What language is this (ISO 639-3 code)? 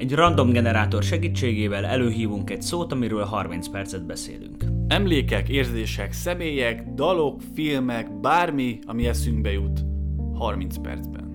hun